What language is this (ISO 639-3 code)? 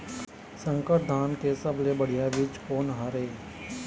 hne